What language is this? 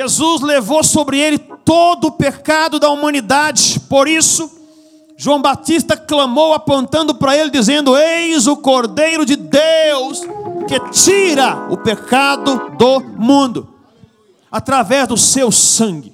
Portuguese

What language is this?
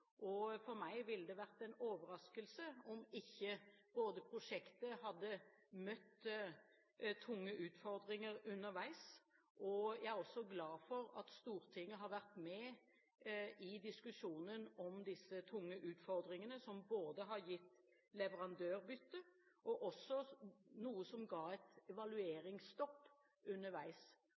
Norwegian Bokmål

